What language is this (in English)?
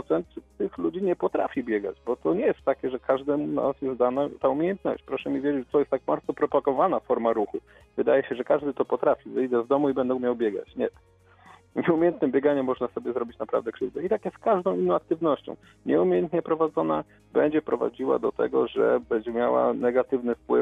Polish